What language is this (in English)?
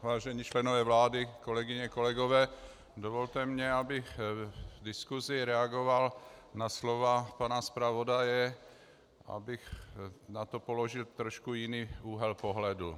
Czech